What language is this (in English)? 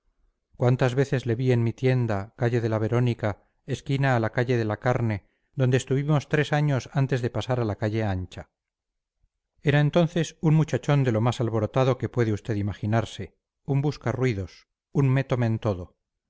Spanish